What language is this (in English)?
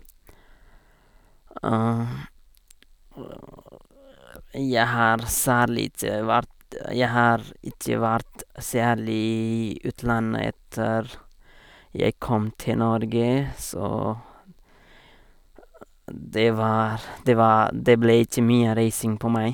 Norwegian